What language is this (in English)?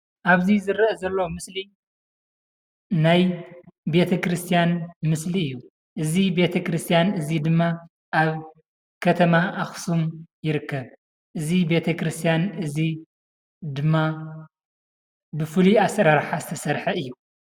Tigrinya